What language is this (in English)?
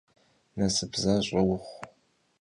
Kabardian